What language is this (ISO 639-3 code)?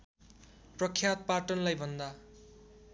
nep